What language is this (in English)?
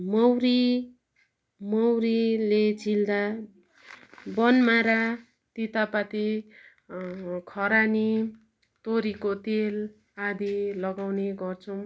Nepali